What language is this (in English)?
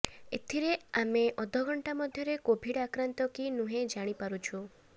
Odia